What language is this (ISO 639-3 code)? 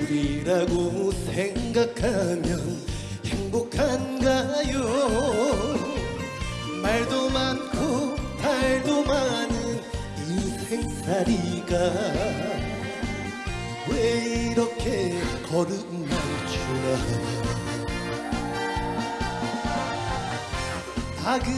nld